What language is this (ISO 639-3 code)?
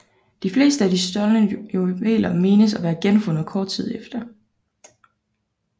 dan